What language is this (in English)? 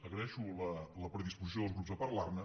Catalan